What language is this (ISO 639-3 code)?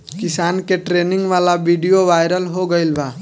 bho